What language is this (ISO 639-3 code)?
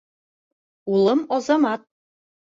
bak